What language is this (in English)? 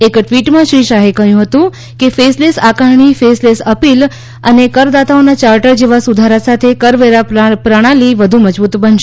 Gujarati